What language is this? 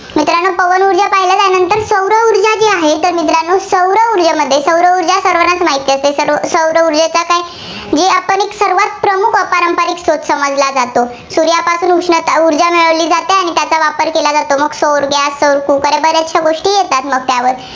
Marathi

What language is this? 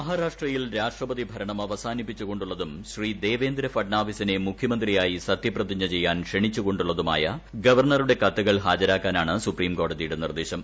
Malayalam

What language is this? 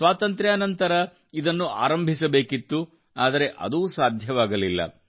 Kannada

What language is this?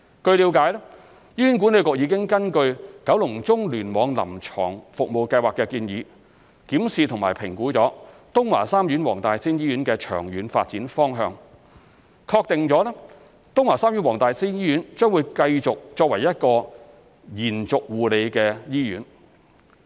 Cantonese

